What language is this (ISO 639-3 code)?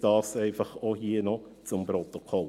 gsw